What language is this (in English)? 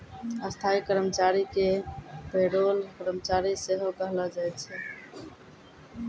Maithili